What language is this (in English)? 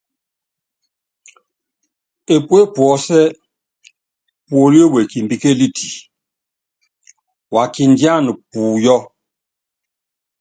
Yangben